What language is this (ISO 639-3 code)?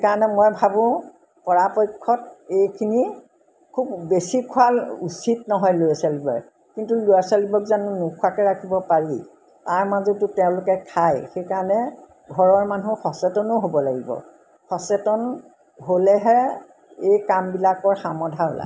asm